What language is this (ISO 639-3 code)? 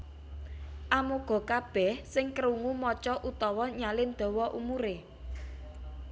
jav